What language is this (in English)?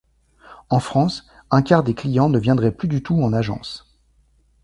French